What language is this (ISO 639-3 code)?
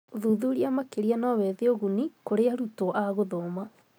kik